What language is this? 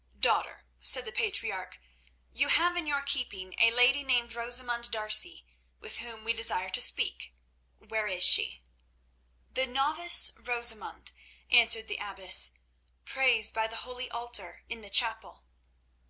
English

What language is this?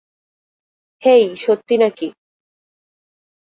Bangla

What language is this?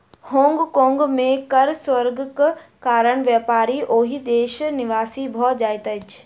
Maithili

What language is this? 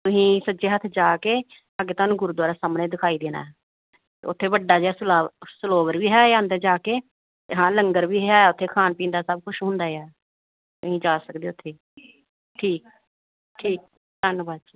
Punjabi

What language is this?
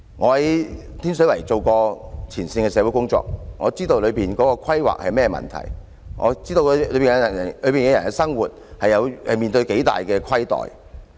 Cantonese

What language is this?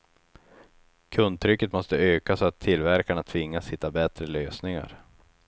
Swedish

